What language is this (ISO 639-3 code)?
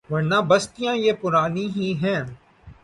urd